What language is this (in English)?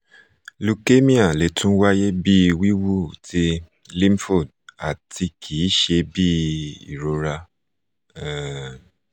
Yoruba